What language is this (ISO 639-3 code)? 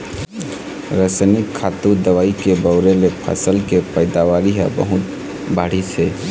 hne